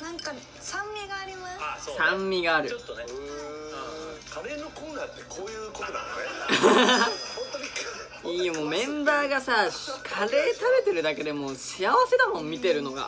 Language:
Japanese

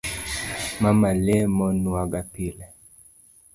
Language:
Luo (Kenya and Tanzania)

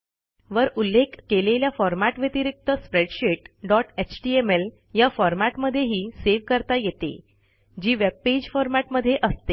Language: Marathi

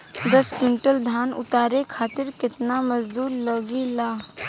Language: Bhojpuri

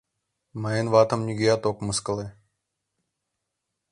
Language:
Mari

